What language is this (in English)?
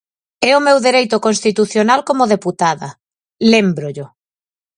Galician